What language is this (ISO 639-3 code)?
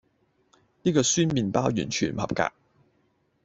yue